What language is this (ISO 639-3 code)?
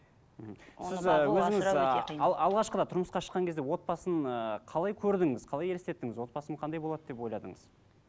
kaz